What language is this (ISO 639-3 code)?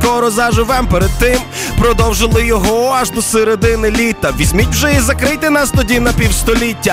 ukr